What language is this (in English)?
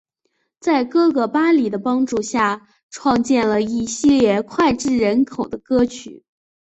Chinese